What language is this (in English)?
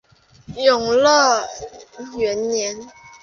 Chinese